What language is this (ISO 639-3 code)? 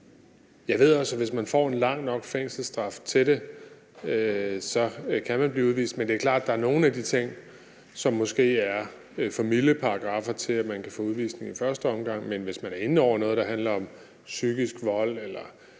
dan